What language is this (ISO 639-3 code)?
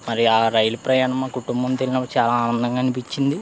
tel